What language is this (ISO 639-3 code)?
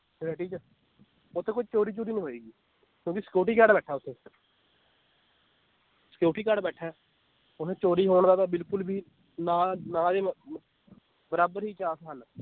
pan